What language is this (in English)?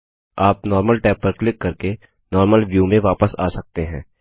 Hindi